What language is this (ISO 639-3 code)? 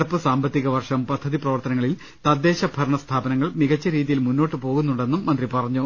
mal